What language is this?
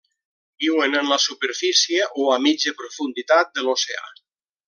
Catalan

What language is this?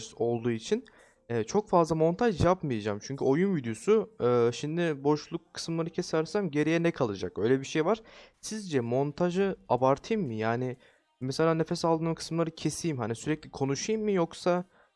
Turkish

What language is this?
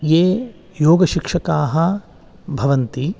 Sanskrit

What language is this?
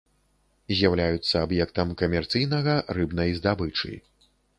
Belarusian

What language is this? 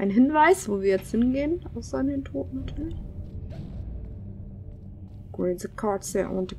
German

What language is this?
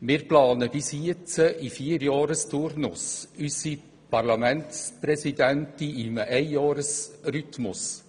Swiss German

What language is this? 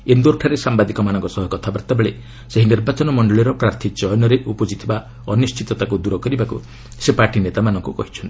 Odia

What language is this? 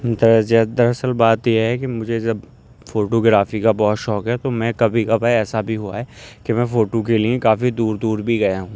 Urdu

